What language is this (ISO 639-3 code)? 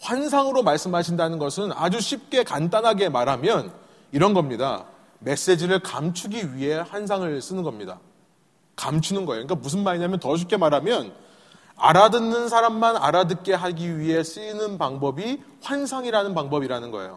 kor